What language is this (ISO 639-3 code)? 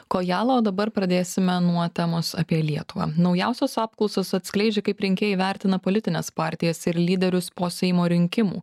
lit